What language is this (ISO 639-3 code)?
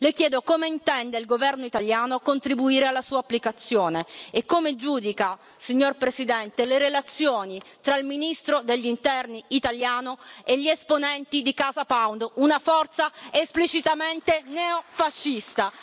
ita